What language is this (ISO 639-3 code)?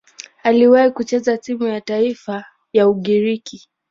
swa